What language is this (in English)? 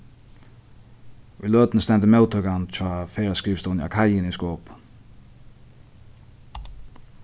Faroese